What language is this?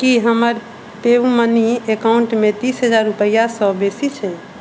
Maithili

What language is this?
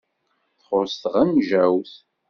Kabyle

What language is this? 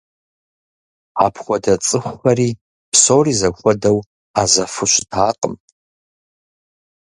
Kabardian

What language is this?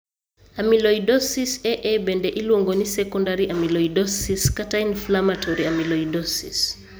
Luo (Kenya and Tanzania)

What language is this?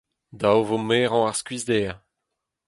Breton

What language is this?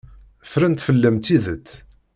Kabyle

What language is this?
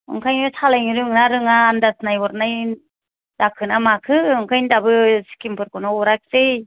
Bodo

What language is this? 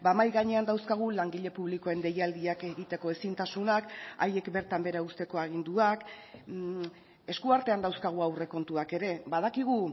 Basque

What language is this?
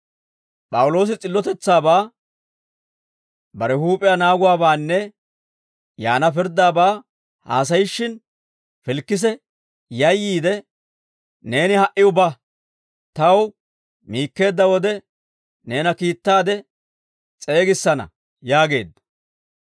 Dawro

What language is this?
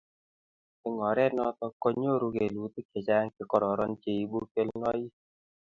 Kalenjin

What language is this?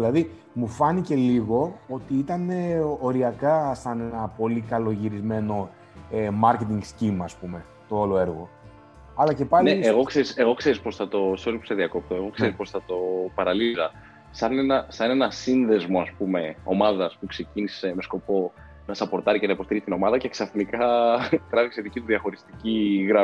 Greek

